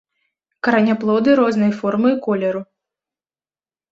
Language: Belarusian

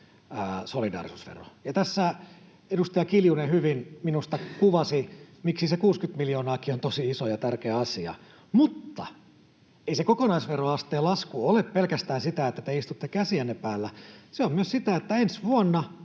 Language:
Finnish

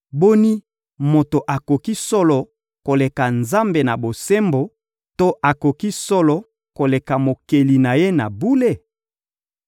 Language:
Lingala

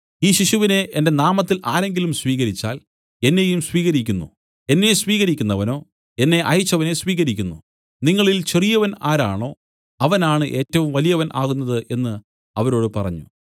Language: Malayalam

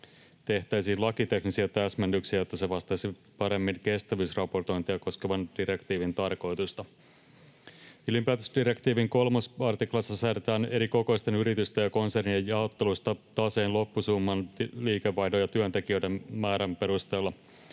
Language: Finnish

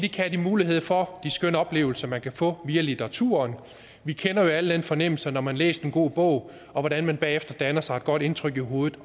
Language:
Danish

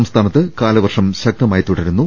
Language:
Malayalam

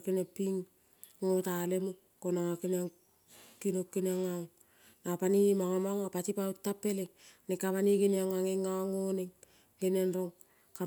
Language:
Kol (Papua New Guinea)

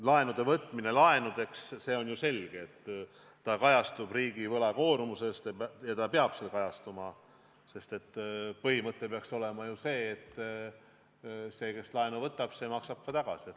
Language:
Estonian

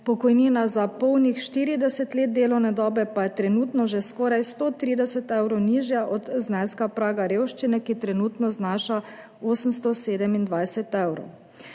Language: Slovenian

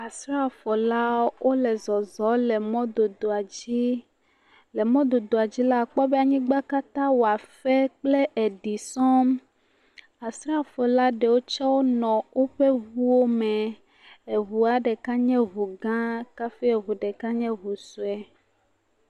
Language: Ewe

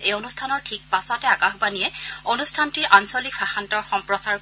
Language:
Assamese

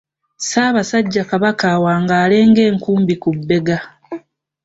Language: Ganda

